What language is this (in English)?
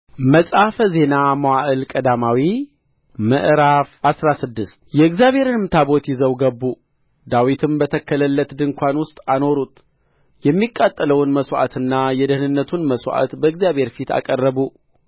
Amharic